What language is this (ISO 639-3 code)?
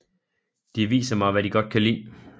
dan